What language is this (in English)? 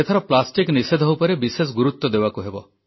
Odia